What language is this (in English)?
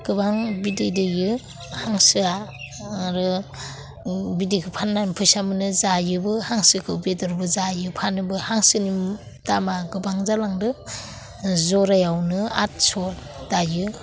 Bodo